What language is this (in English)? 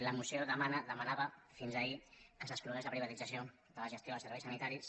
Catalan